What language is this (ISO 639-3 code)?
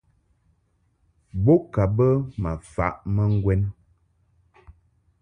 mhk